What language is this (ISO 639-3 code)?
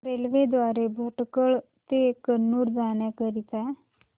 mar